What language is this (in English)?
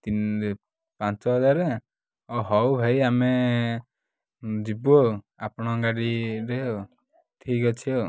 Odia